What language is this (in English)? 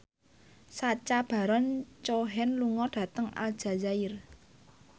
Javanese